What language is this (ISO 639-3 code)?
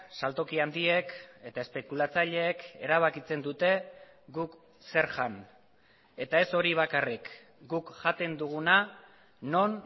eus